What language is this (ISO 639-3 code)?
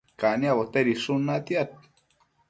mcf